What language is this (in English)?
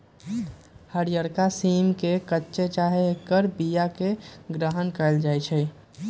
Magahi